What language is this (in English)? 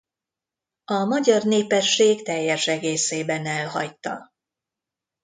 Hungarian